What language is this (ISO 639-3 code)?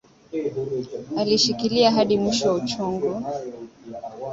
swa